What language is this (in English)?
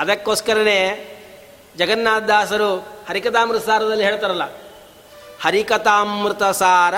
Kannada